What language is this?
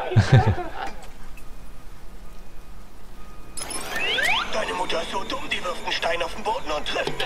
German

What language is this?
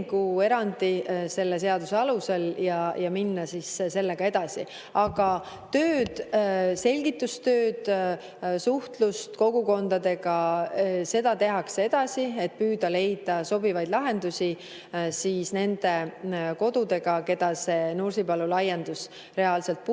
Estonian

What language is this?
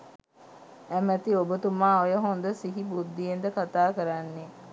Sinhala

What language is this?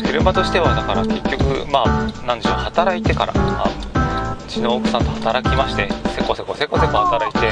Japanese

